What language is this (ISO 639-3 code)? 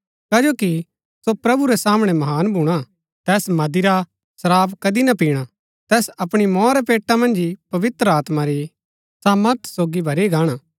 gbk